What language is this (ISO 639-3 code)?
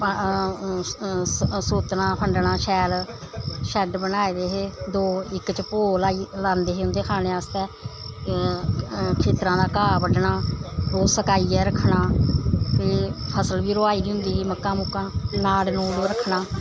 doi